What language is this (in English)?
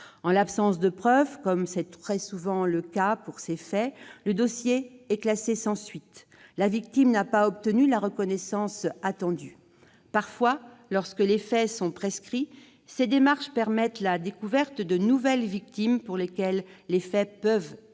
French